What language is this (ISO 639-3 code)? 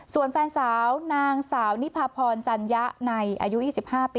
tha